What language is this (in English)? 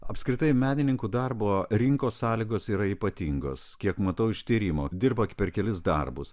Lithuanian